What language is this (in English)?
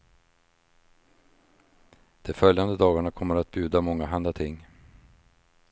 Swedish